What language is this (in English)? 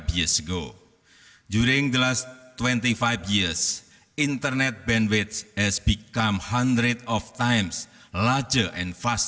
Indonesian